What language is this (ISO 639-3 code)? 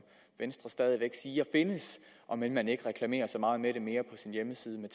dan